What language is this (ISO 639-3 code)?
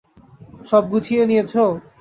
ben